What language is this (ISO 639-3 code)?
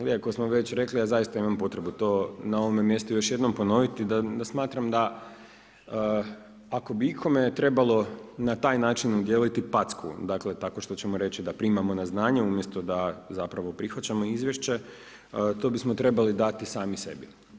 hrv